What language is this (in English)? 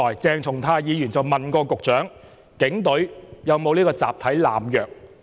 Cantonese